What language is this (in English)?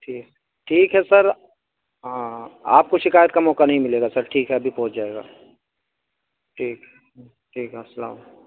Urdu